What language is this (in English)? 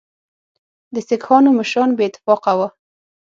Pashto